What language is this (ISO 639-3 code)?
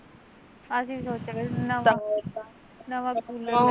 pan